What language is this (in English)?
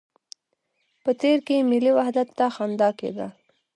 Pashto